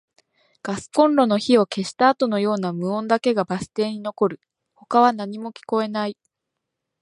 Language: Japanese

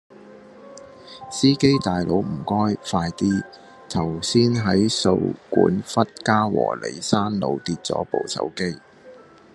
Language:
Cantonese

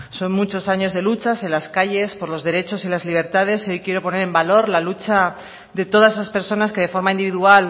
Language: Spanish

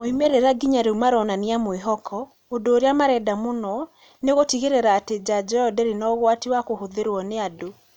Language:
Kikuyu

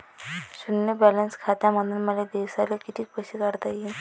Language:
Marathi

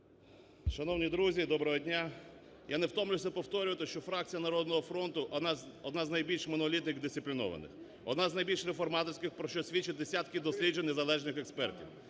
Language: Ukrainian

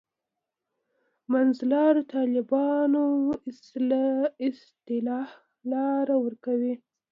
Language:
Pashto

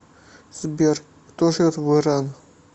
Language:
Russian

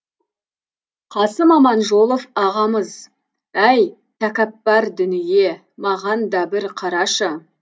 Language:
Kazakh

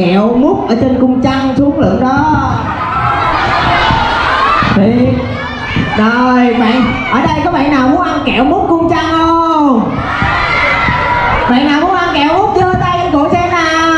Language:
Vietnamese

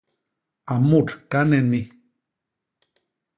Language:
Basaa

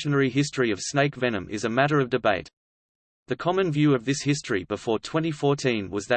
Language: English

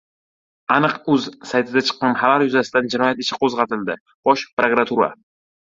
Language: Uzbek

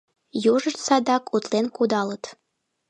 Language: Mari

